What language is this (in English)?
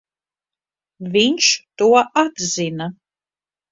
Latvian